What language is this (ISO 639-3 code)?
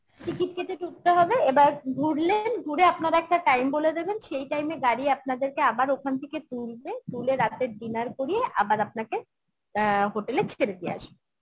ben